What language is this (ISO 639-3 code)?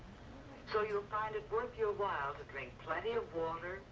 eng